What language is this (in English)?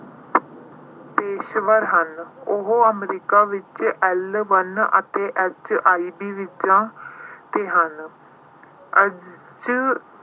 Punjabi